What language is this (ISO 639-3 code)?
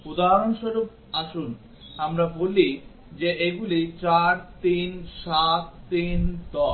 ben